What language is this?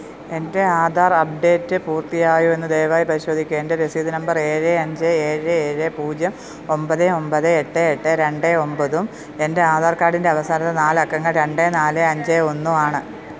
Malayalam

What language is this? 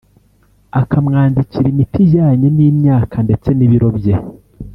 Kinyarwanda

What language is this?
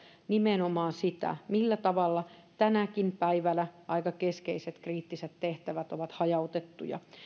Finnish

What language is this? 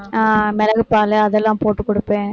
Tamil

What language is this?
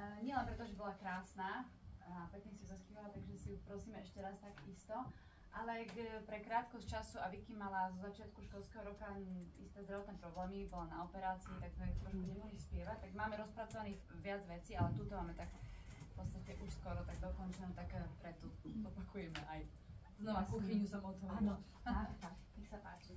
Slovak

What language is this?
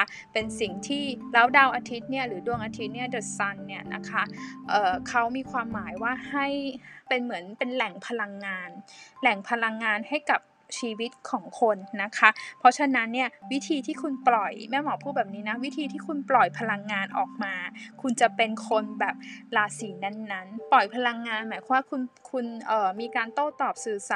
Thai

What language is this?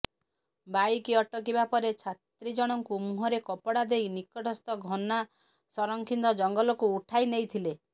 Odia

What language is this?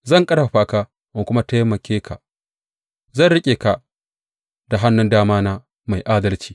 Hausa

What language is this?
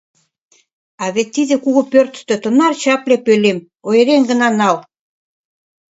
Mari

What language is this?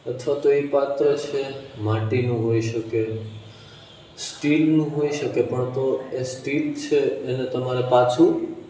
Gujarati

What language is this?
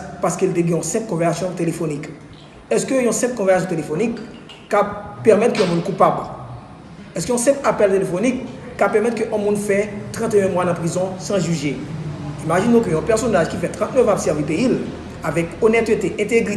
French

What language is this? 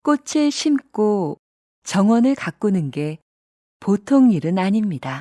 Korean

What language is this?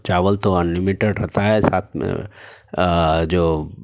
Urdu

